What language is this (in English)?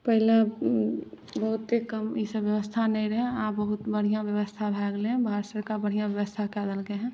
Maithili